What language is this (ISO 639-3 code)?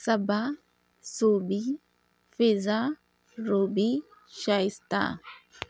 urd